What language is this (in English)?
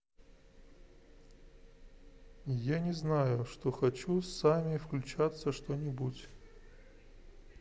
Russian